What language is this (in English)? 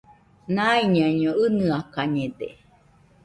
Nüpode Huitoto